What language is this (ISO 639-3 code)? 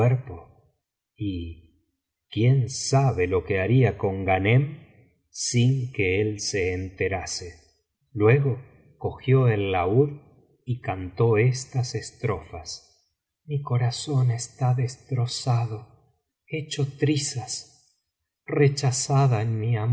spa